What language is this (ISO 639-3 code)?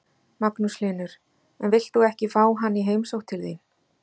isl